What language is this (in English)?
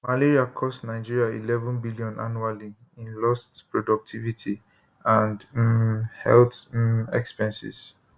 Nigerian Pidgin